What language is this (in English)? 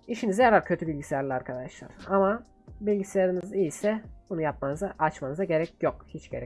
Turkish